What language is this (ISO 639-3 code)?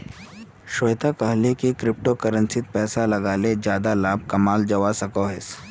mag